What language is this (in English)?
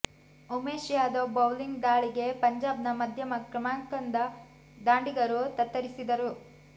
Kannada